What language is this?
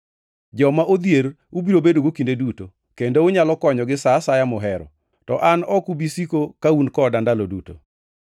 Luo (Kenya and Tanzania)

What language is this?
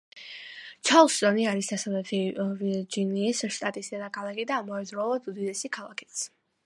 Georgian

